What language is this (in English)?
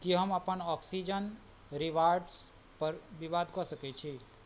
Maithili